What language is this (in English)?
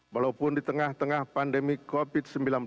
Indonesian